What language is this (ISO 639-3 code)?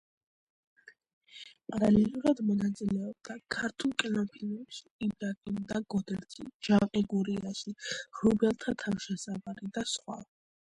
kat